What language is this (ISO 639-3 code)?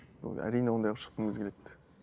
kaz